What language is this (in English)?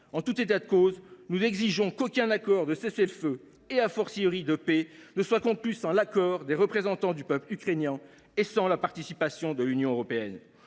French